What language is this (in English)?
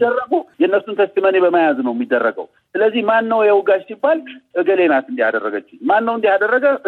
Amharic